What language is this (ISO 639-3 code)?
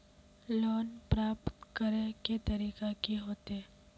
mag